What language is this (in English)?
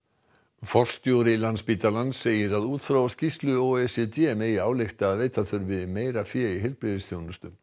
Icelandic